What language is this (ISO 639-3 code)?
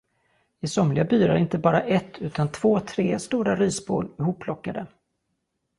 swe